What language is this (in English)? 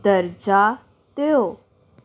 Punjabi